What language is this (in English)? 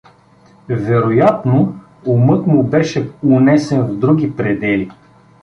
Bulgarian